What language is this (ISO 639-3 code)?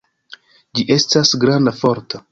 epo